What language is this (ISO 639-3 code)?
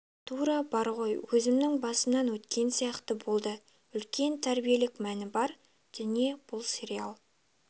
kaz